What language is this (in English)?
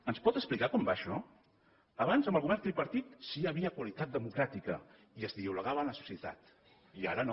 Catalan